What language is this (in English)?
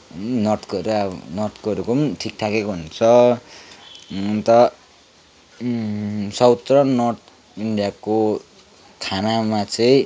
Nepali